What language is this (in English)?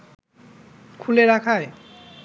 Bangla